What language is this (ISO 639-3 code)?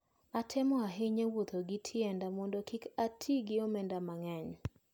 luo